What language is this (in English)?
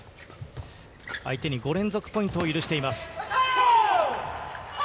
Japanese